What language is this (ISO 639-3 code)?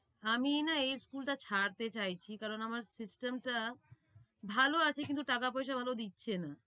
ben